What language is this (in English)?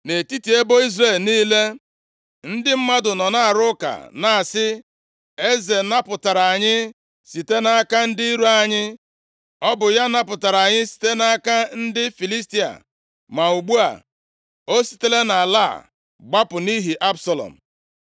Igbo